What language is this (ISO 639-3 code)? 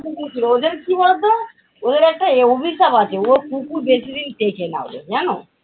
ben